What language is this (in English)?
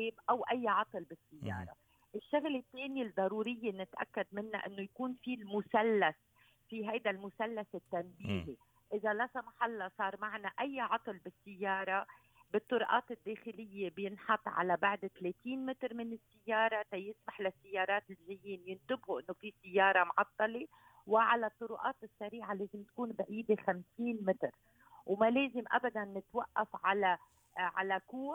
Arabic